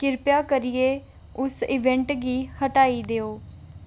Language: Dogri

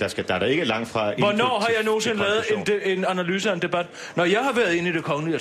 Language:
Danish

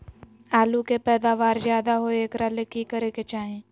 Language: Magahi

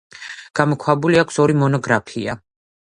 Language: Georgian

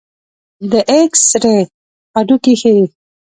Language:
Pashto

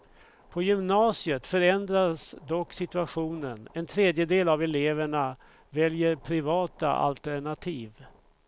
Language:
Swedish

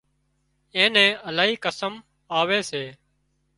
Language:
Wadiyara Koli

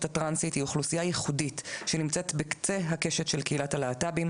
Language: Hebrew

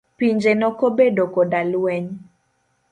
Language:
Luo (Kenya and Tanzania)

